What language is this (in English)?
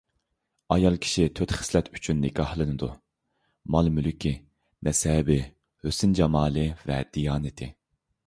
Uyghur